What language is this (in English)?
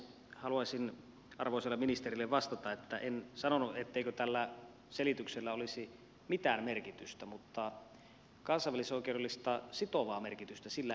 Finnish